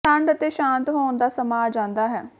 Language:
Punjabi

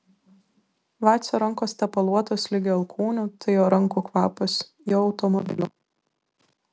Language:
Lithuanian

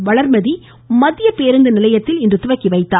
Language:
Tamil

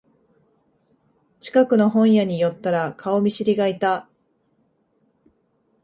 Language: Japanese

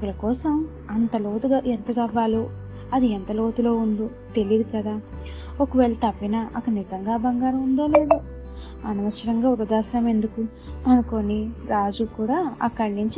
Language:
Telugu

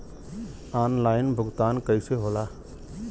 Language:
Bhojpuri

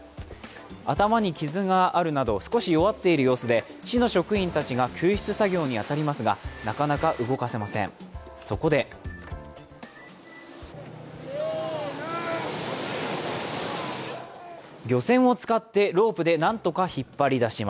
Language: Japanese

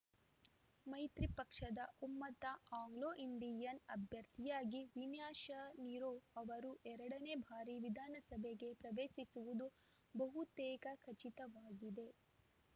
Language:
Kannada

